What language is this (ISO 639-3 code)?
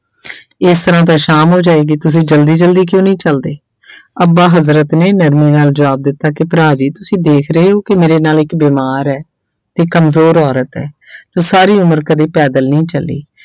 pan